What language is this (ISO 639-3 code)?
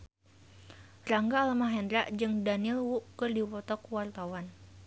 sun